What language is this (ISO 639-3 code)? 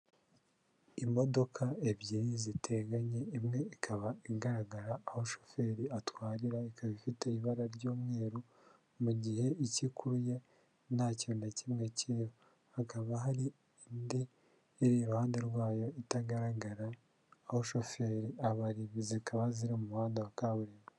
kin